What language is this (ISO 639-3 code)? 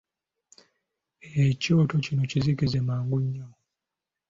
lug